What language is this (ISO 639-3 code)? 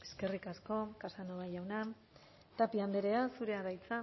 eus